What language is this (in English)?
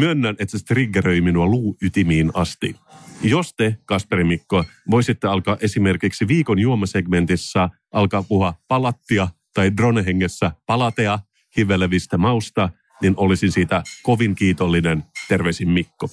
Finnish